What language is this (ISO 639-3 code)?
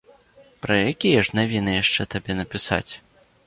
bel